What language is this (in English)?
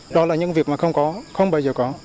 Vietnamese